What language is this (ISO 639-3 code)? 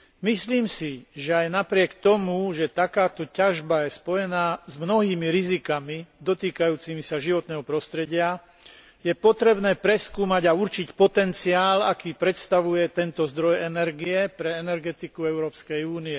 slk